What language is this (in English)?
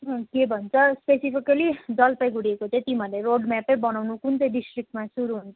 Nepali